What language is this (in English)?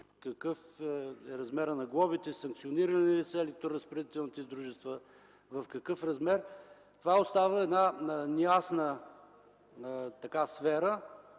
Bulgarian